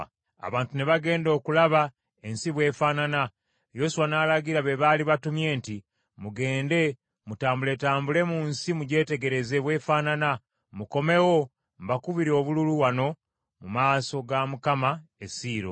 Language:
Ganda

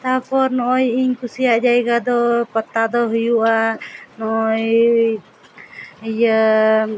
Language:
Santali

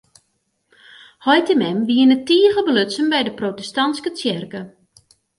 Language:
Western Frisian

